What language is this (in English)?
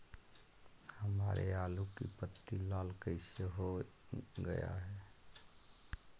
Magahi